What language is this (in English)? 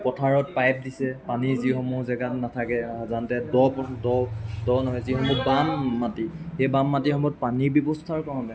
Assamese